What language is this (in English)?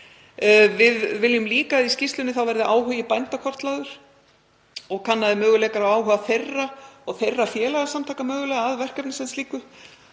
Icelandic